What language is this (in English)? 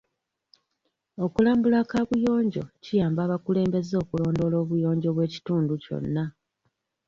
Ganda